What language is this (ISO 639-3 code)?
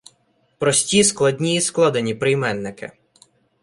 ukr